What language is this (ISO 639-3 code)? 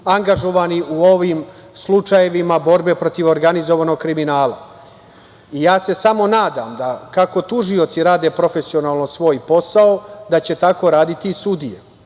srp